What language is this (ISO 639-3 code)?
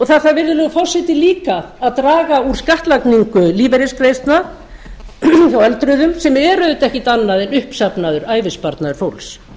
isl